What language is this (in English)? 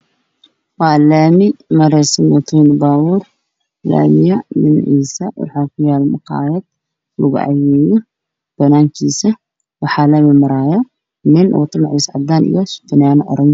Somali